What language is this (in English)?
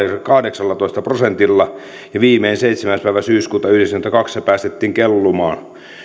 Finnish